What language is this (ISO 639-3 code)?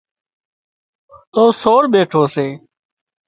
kxp